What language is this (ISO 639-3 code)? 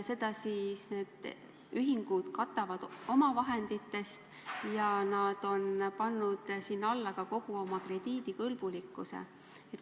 est